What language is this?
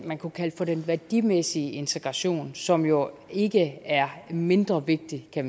Danish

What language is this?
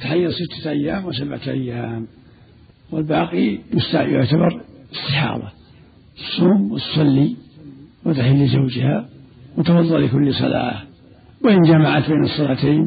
Arabic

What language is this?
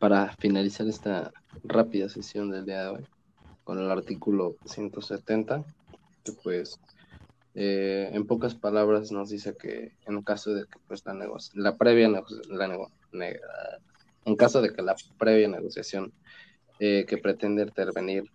Spanish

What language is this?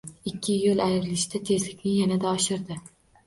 Uzbek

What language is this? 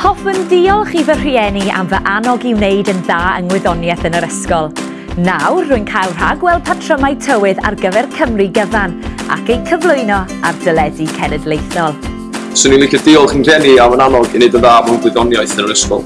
Welsh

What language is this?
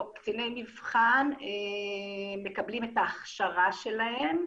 Hebrew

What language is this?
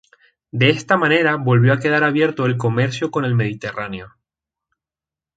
Spanish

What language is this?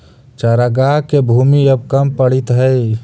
Magahi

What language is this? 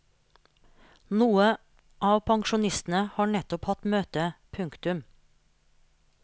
Norwegian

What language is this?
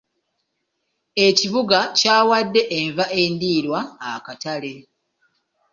Ganda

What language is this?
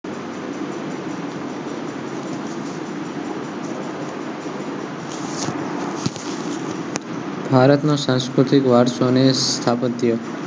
Gujarati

